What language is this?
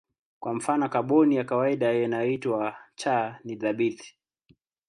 Swahili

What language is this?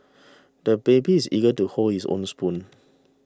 English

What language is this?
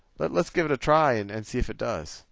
English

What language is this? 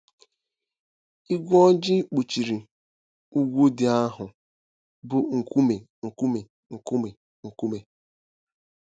Igbo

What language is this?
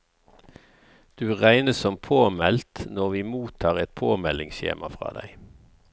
Norwegian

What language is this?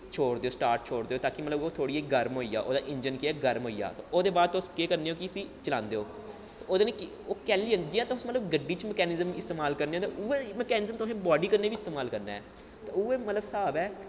Dogri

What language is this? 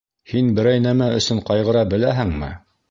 Bashkir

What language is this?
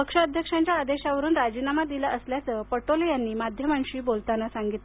Marathi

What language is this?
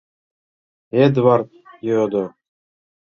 Mari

